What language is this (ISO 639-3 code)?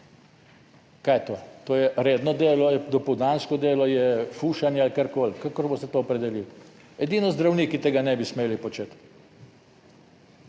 slv